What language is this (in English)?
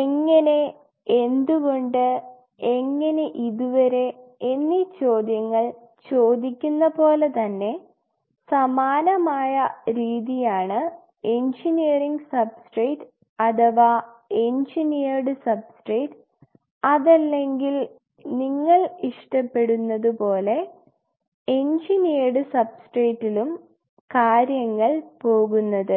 Malayalam